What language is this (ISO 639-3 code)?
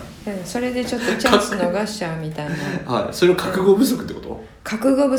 jpn